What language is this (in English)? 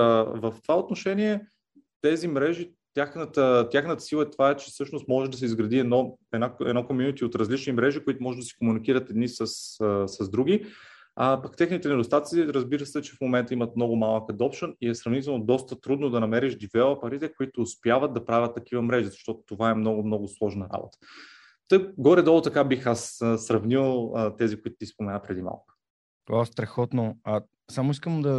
Bulgarian